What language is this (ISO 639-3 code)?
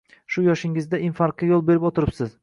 uzb